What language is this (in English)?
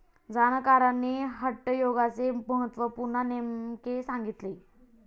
Marathi